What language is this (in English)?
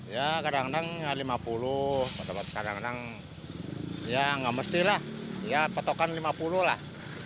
Indonesian